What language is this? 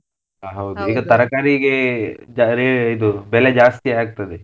Kannada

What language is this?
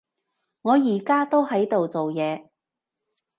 Cantonese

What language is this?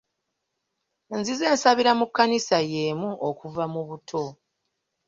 Ganda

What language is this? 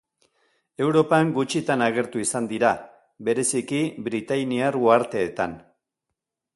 Basque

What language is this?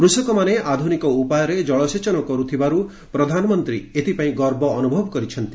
Odia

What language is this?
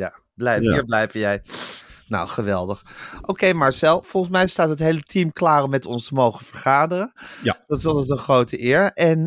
Dutch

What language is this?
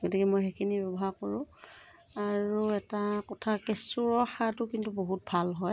Assamese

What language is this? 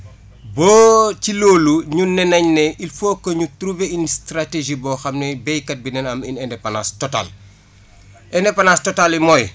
Wolof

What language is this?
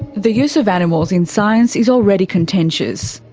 English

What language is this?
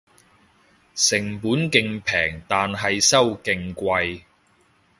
Cantonese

